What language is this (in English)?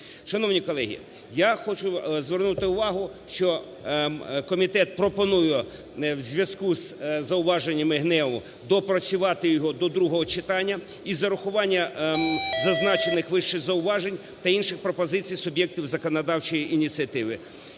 Ukrainian